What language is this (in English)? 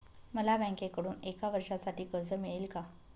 Marathi